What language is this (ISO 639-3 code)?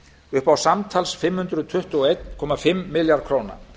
isl